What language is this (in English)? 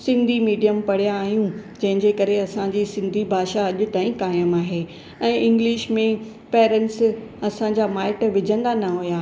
Sindhi